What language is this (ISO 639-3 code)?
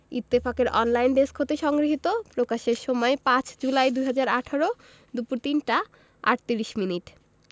ben